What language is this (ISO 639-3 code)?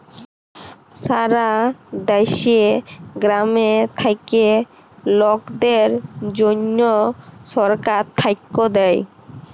ben